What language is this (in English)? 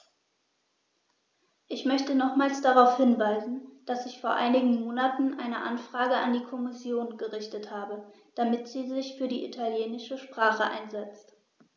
German